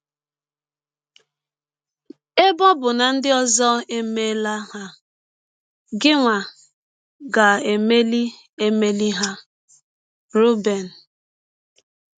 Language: Igbo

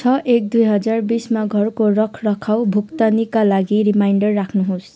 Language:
Nepali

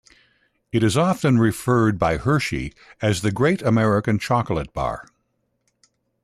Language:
English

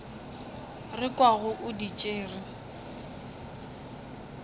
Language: Northern Sotho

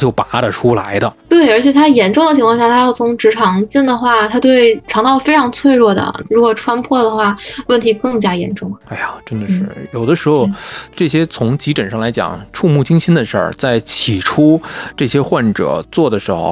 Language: Chinese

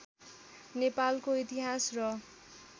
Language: Nepali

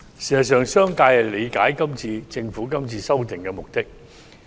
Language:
Cantonese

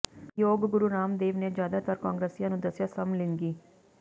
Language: Punjabi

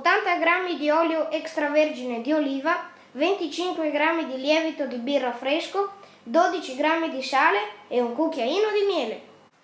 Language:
Italian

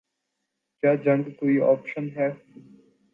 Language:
Urdu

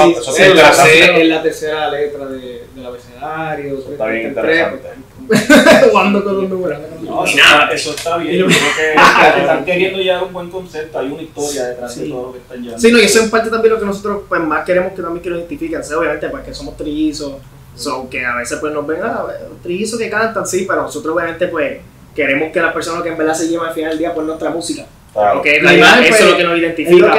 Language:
Spanish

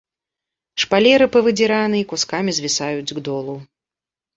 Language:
Belarusian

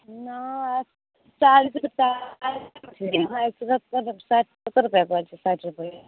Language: Maithili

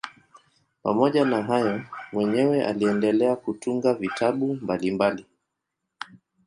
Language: Swahili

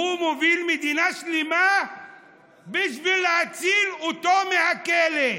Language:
Hebrew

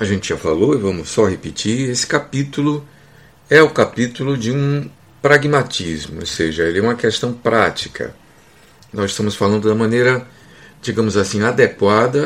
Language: Portuguese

